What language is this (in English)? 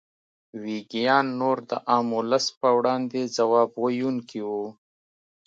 Pashto